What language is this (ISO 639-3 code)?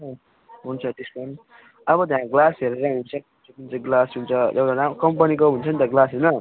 nep